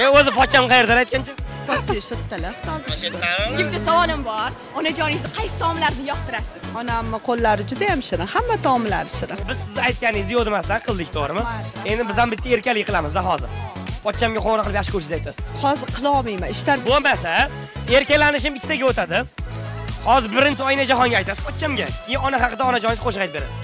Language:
Turkish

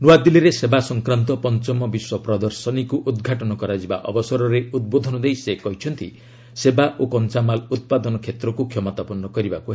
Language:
Odia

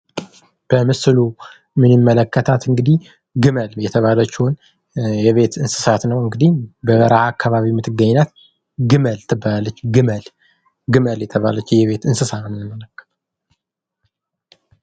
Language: Amharic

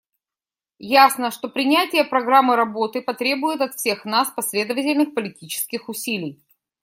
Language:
Russian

